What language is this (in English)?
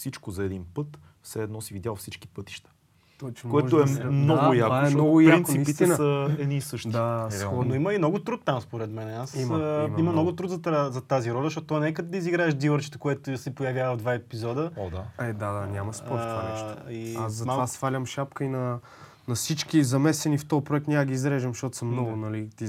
Bulgarian